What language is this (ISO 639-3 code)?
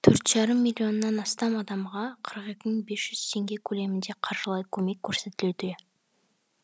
kaz